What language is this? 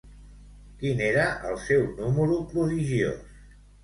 Catalan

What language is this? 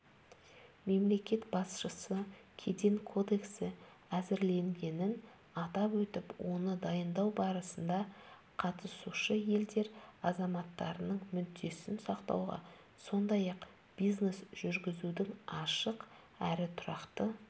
Kazakh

